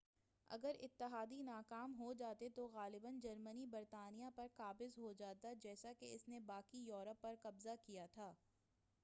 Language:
Urdu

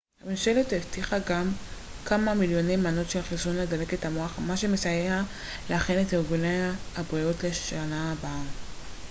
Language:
Hebrew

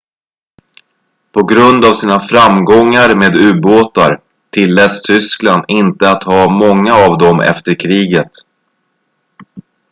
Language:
Swedish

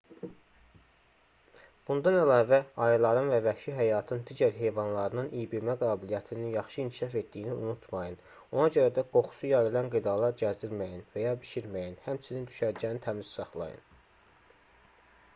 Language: Azerbaijani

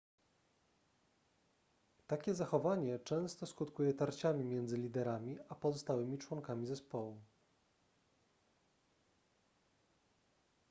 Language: Polish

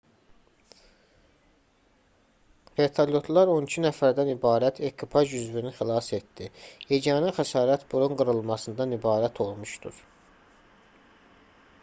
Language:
Azerbaijani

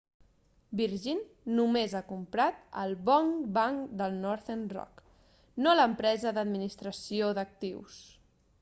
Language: Catalan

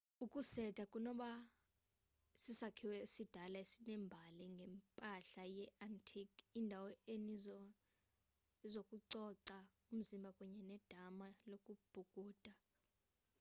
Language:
Xhosa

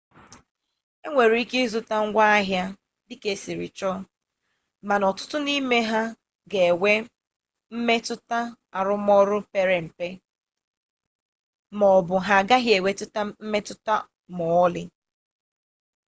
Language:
Igbo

